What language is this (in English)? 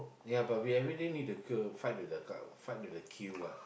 English